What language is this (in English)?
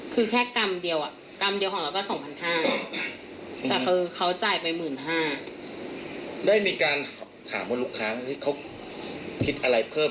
Thai